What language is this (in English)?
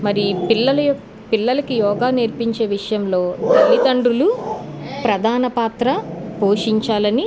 Telugu